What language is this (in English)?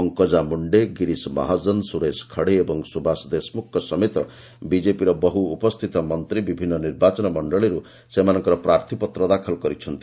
Odia